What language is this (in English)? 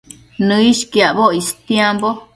Matsés